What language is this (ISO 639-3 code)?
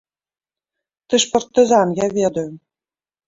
bel